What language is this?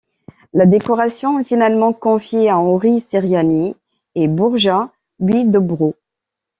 French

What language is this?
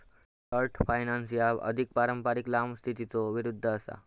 Marathi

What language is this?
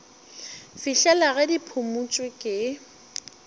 Northern Sotho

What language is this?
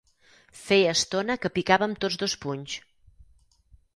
Catalan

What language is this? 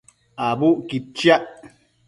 Matsés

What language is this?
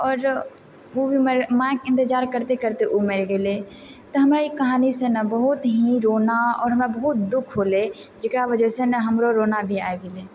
Maithili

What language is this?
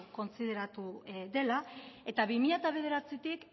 Basque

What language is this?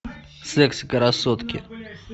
Russian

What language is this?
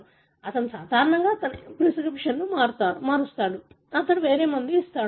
Telugu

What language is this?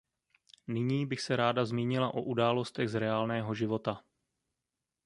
Czech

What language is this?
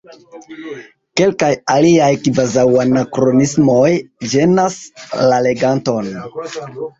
Esperanto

